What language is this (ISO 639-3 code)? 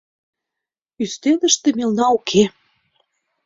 chm